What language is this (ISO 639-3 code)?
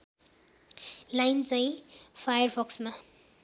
nep